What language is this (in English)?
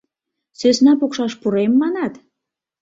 Mari